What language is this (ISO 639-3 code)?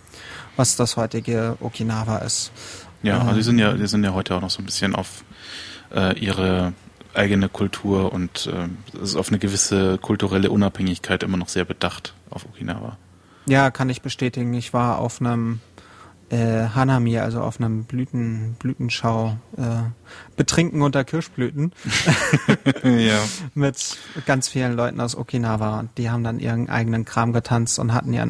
deu